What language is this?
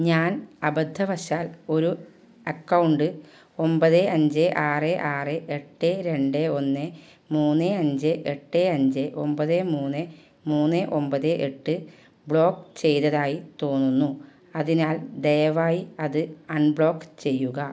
Malayalam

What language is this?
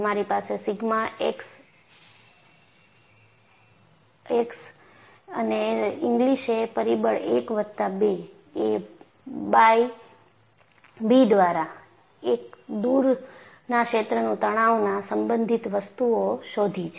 Gujarati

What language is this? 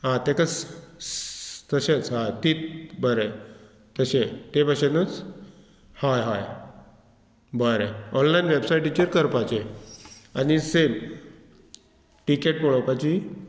Konkani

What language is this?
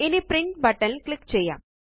Malayalam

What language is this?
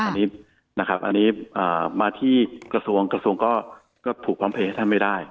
Thai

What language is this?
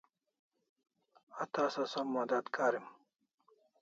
Kalasha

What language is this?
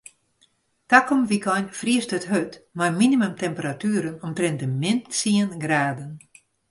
Western Frisian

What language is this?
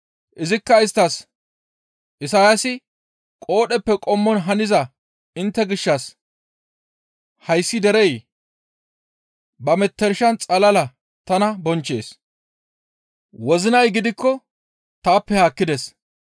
Gamo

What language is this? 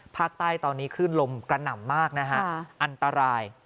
Thai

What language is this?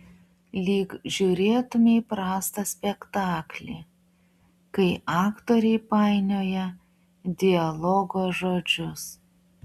Lithuanian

